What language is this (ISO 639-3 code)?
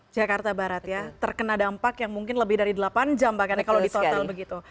ind